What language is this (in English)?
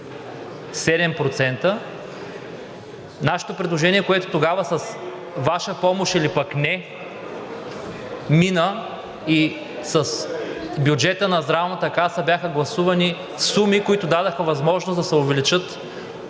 Bulgarian